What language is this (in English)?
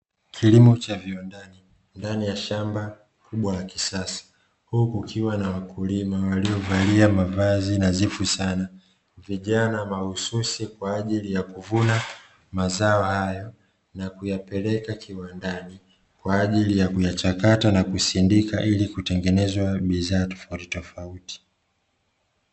Swahili